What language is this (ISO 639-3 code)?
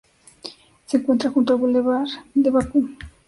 spa